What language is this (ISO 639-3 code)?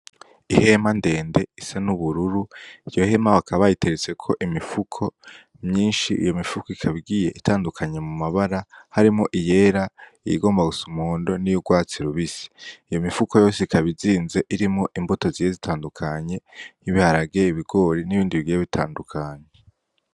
run